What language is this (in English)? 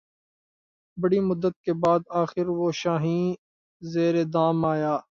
Urdu